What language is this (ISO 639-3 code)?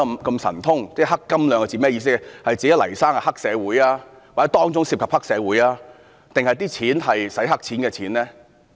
yue